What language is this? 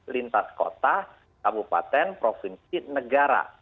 Indonesian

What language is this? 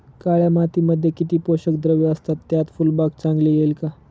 Marathi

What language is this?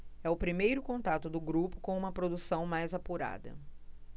Portuguese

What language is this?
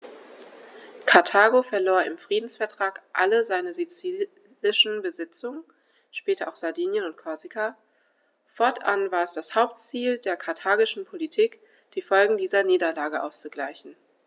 German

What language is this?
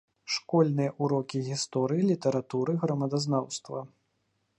Belarusian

